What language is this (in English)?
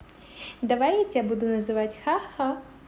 Russian